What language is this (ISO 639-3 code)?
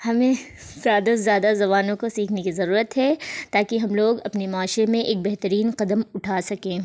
urd